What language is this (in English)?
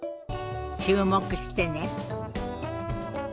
Japanese